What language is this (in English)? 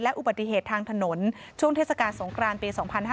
Thai